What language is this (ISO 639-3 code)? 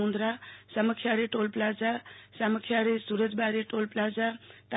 guj